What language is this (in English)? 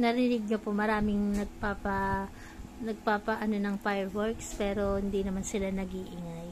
Filipino